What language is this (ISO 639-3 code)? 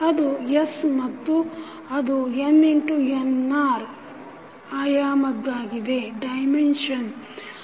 kan